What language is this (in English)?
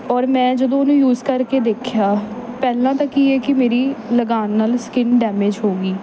Punjabi